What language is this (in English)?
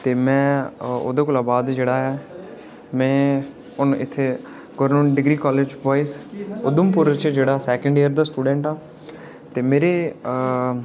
Dogri